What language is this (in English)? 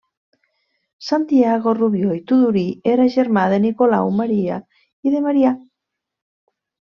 Catalan